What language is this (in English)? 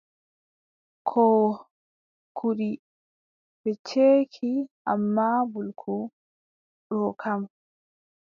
Adamawa Fulfulde